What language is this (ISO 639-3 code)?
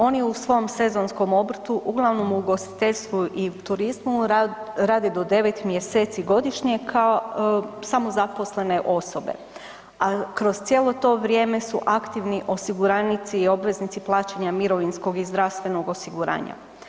hrv